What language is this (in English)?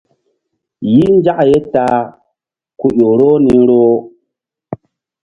Mbum